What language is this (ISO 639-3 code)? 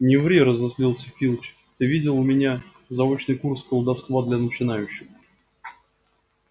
rus